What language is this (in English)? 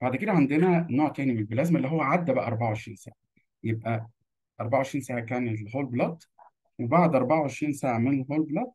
Arabic